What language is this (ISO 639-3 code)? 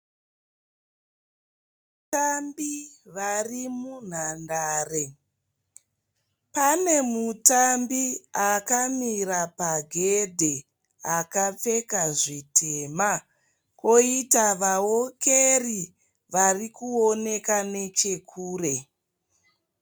sna